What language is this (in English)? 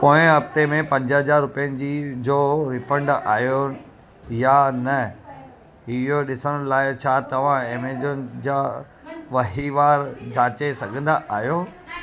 Sindhi